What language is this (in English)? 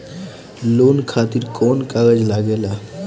Bhojpuri